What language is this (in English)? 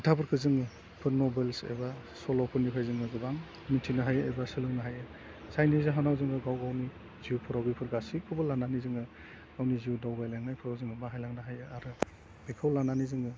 Bodo